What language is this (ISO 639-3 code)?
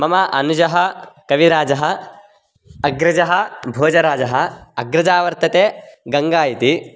san